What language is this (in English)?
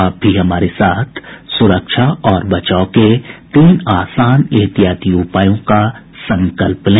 Hindi